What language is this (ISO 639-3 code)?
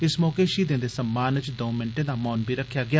doi